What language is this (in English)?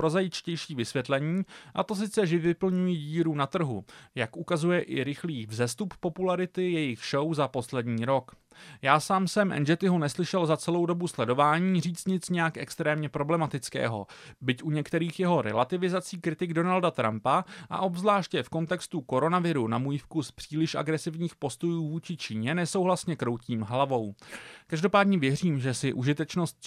Czech